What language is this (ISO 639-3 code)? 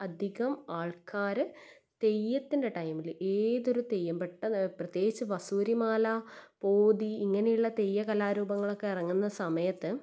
mal